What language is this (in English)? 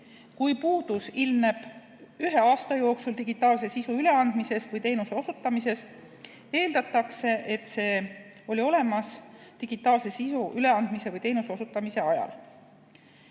Estonian